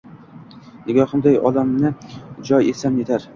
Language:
Uzbek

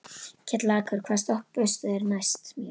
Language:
Icelandic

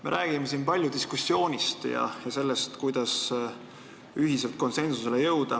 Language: Estonian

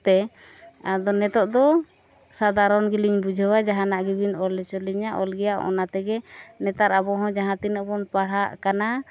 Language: Santali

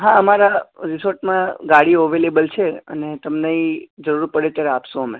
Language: Gujarati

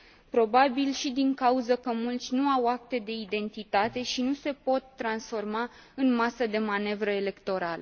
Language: Romanian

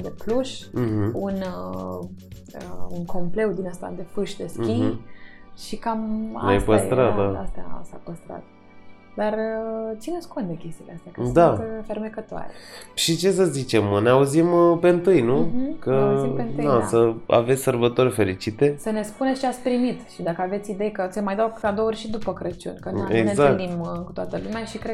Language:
Romanian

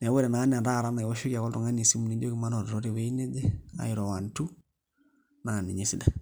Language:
Masai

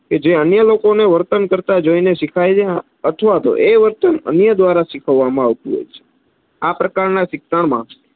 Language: Gujarati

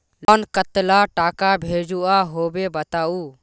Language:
Magahi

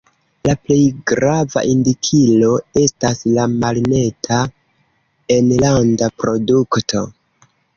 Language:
Esperanto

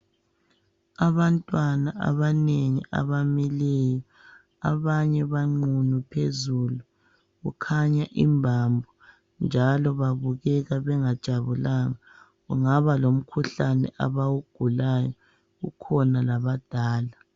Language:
North Ndebele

